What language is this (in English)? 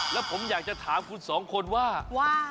Thai